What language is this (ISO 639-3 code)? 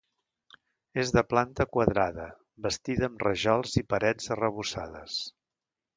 cat